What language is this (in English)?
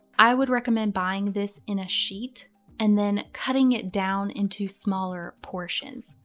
English